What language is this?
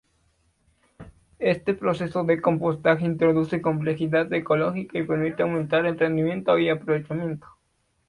Spanish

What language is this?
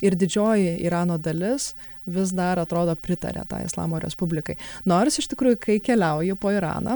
Lithuanian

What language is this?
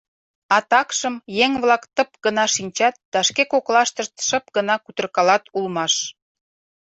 Mari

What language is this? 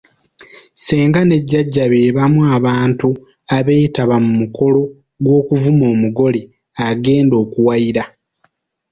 Ganda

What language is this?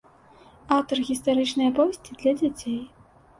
Belarusian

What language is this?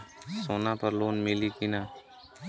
Bhojpuri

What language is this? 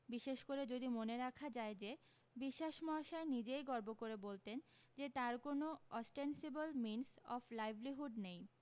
Bangla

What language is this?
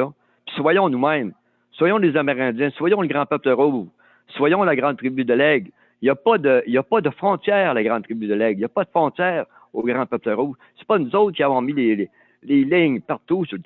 French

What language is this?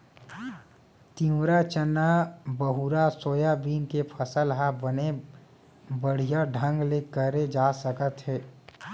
Chhattisgarhi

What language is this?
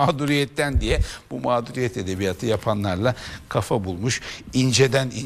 Turkish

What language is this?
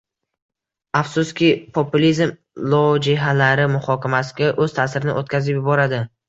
Uzbek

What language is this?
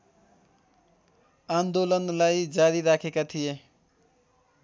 Nepali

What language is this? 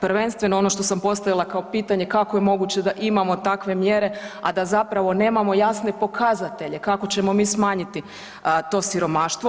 Croatian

